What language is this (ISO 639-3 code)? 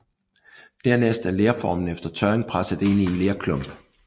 dan